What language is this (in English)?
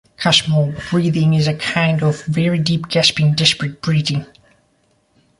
English